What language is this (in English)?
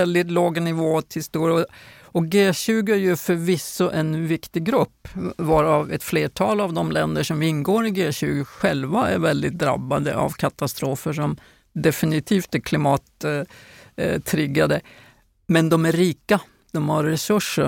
Swedish